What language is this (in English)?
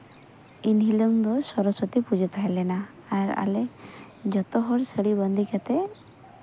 Santali